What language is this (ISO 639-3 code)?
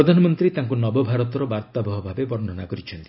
ori